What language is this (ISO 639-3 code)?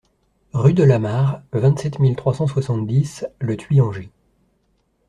fra